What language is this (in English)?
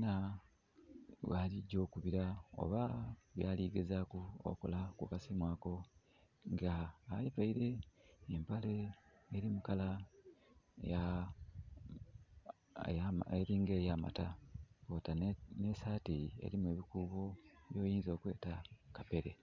Soga